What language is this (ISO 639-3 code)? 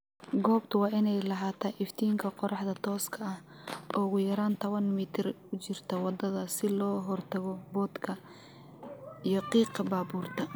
som